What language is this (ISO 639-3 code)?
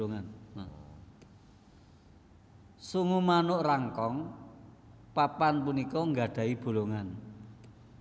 jav